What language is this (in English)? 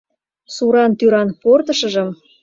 Mari